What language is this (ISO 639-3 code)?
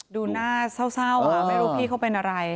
tha